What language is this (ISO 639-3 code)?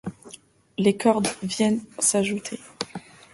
fra